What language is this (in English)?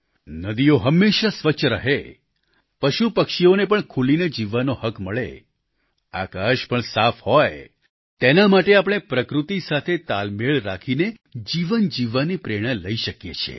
Gujarati